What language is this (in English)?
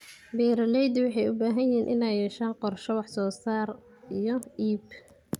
Somali